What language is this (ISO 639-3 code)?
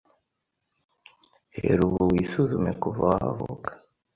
kin